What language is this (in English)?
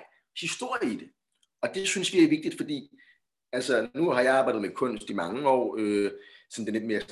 Danish